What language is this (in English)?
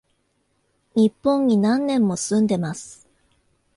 Japanese